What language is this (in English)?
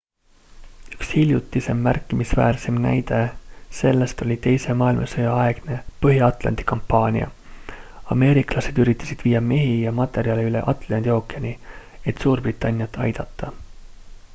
Estonian